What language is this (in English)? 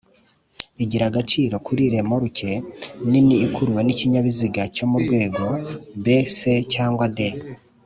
Kinyarwanda